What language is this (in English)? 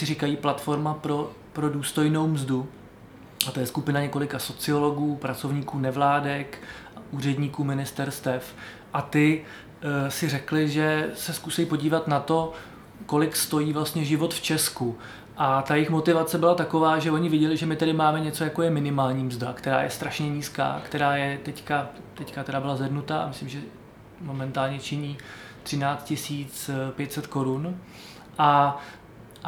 Czech